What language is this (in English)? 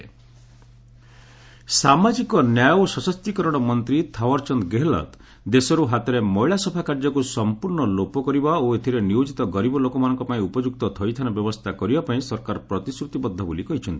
Odia